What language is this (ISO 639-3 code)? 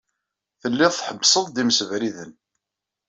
kab